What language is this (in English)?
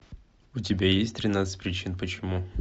Russian